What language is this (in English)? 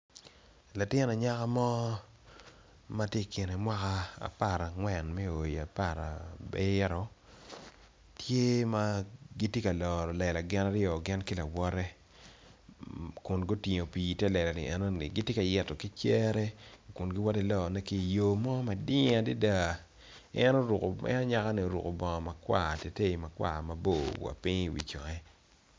Acoli